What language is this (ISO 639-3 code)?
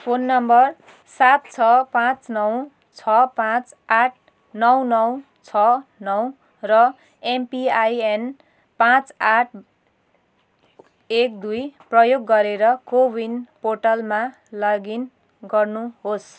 nep